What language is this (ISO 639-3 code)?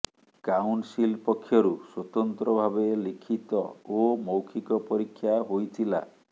ori